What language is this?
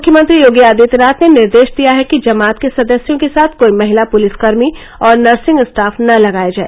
Hindi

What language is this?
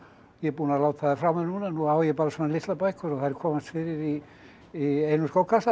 Icelandic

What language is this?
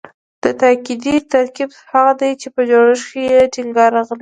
Pashto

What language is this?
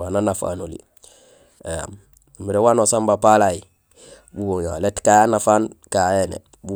Gusilay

